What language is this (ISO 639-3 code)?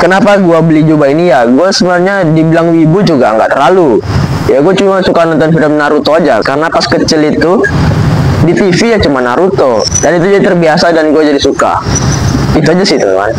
ind